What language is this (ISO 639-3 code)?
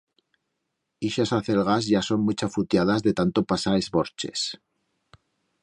arg